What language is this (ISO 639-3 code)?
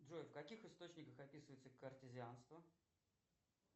rus